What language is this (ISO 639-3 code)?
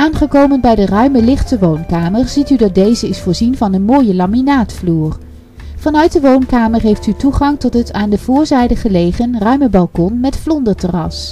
nld